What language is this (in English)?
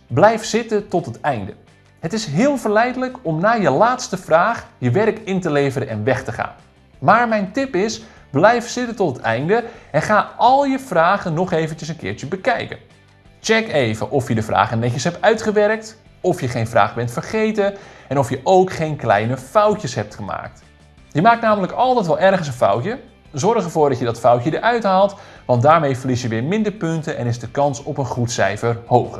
Dutch